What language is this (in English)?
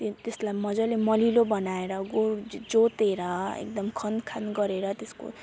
Nepali